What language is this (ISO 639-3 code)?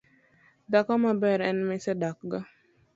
luo